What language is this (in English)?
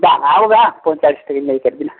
Santali